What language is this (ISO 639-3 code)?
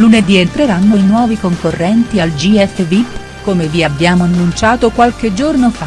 ita